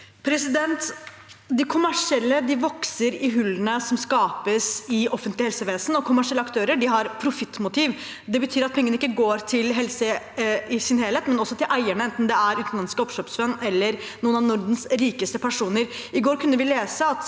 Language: Norwegian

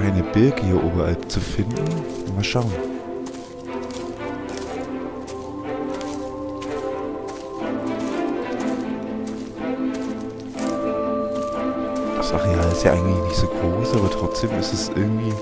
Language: German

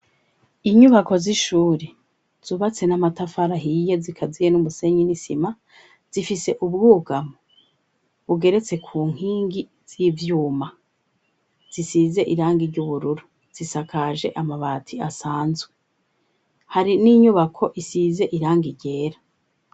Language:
Rundi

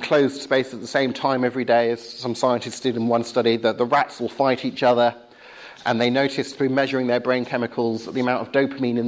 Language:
English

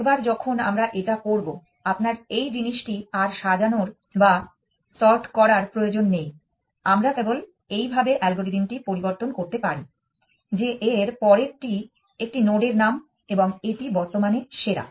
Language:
Bangla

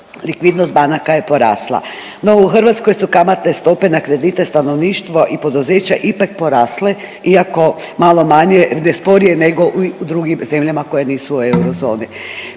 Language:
Croatian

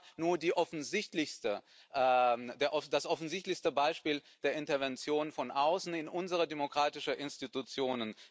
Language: German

